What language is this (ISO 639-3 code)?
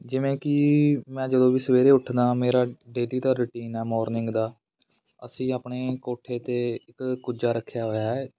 pan